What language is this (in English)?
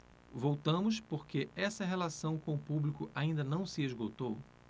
Portuguese